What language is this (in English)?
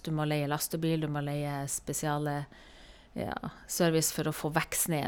Norwegian